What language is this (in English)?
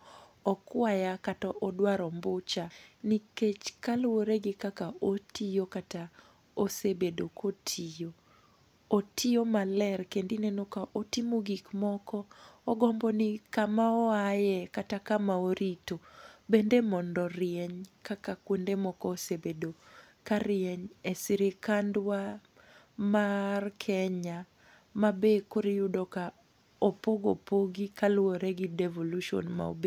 Luo (Kenya and Tanzania)